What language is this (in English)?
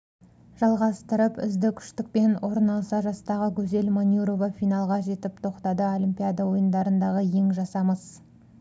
Kazakh